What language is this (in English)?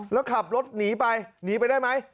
Thai